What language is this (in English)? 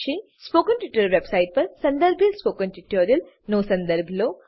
Gujarati